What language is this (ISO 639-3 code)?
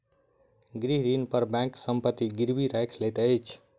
mai